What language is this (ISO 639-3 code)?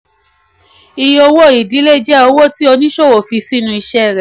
yor